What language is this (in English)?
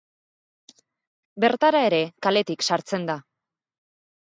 Basque